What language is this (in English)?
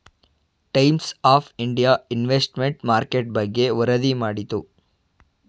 Kannada